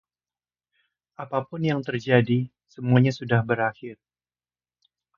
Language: Indonesian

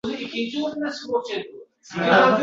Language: Uzbek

